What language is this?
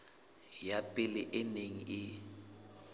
Southern Sotho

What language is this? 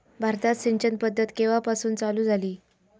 Marathi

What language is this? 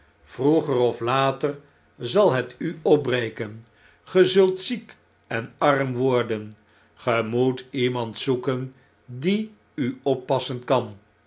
Dutch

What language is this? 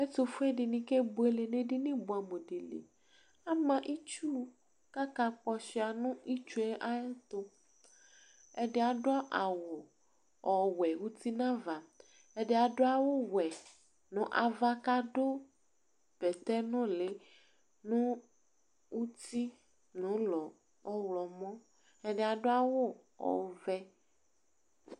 Ikposo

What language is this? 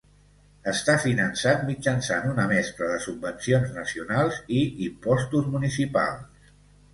Catalan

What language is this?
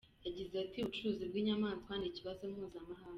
Kinyarwanda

